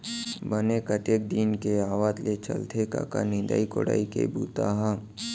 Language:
Chhattisgarhi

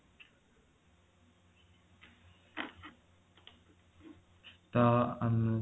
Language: Odia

